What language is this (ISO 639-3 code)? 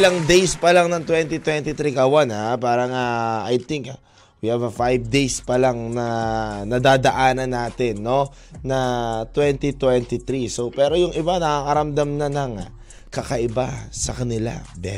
fil